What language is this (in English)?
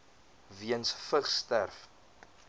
Afrikaans